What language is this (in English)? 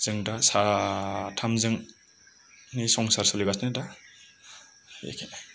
Bodo